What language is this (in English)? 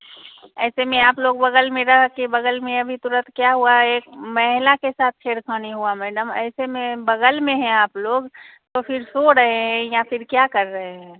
Hindi